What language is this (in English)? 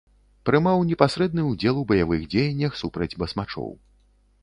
Belarusian